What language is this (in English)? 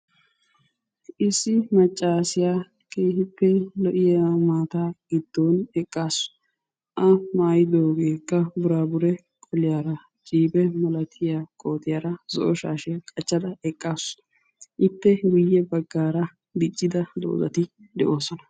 Wolaytta